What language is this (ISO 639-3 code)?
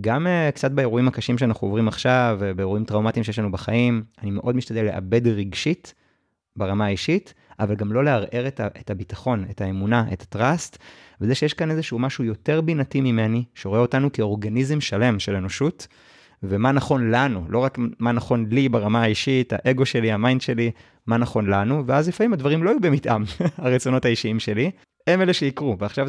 heb